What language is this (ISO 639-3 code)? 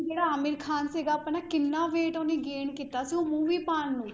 pan